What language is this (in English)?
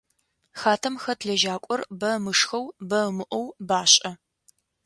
Adyghe